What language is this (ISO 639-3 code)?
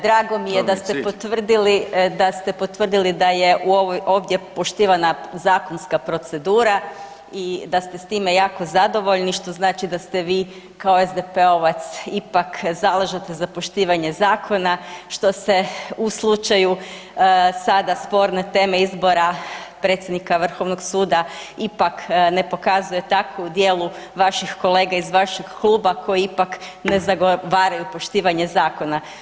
hrv